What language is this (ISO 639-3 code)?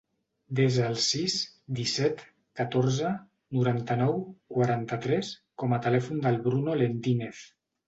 cat